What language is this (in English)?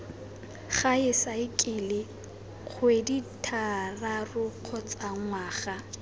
Tswana